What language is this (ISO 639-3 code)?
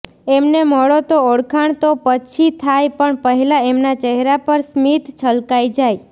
guj